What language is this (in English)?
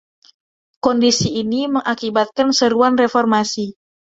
Indonesian